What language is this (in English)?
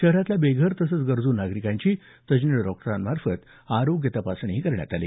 Marathi